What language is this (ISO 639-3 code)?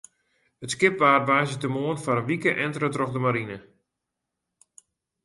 fry